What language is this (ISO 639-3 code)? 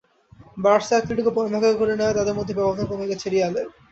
ben